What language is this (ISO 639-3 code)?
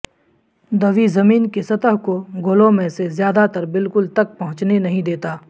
urd